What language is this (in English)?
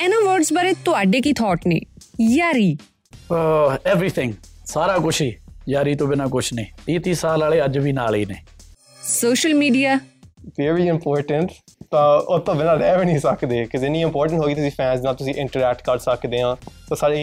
Punjabi